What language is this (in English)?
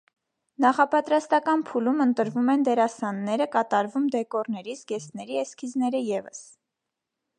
Armenian